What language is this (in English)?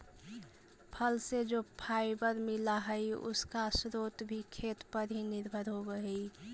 Magahi